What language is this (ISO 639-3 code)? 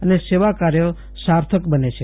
guj